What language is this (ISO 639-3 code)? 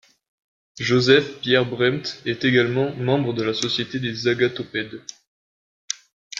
fra